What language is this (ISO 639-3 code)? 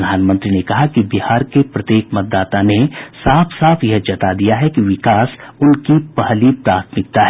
hin